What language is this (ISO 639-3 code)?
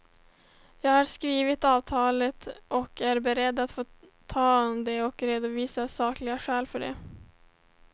swe